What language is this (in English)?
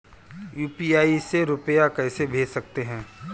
Hindi